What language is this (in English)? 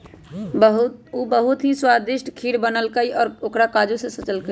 Magahi